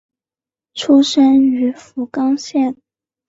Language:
Chinese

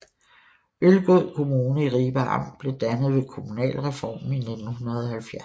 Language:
Danish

